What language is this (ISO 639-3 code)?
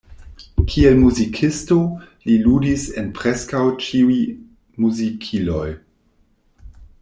epo